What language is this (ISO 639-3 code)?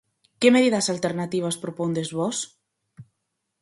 glg